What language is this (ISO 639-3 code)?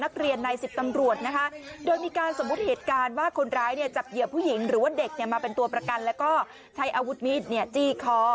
tha